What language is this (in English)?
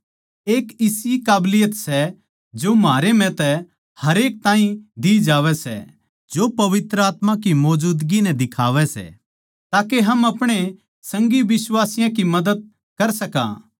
Haryanvi